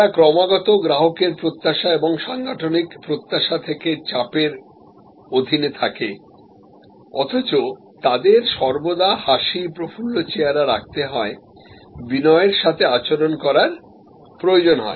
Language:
Bangla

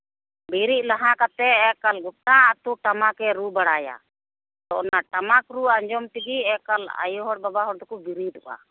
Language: Santali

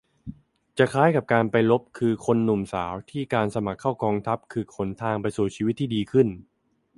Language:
Thai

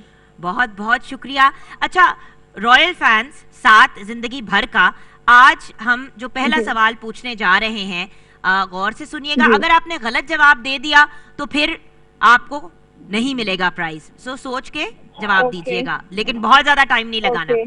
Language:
Hindi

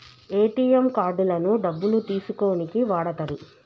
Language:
Telugu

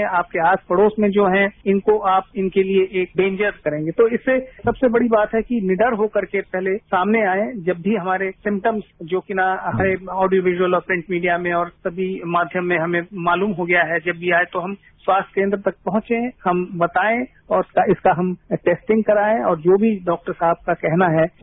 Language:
Hindi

